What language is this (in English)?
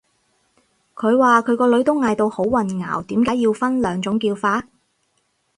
Cantonese